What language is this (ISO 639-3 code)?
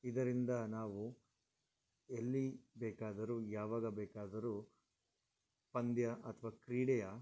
kan